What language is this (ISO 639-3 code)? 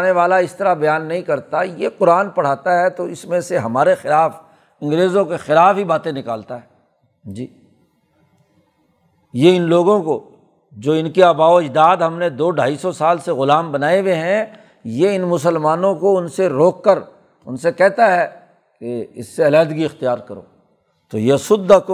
urd